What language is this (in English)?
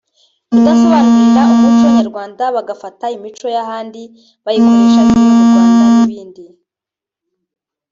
Kinyarwanda